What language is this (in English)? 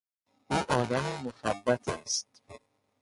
Persian